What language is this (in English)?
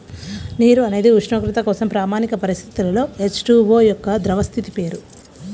Telugu